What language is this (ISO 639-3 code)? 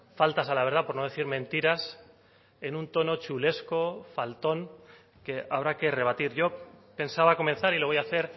spa